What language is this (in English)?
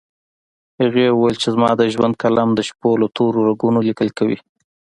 Pashto